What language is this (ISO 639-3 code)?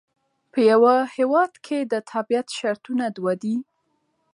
pus